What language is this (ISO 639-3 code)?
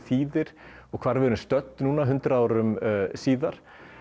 isl